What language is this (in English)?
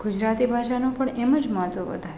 Gujarati